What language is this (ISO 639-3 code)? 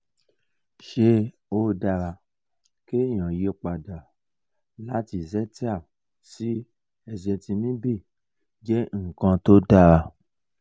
yor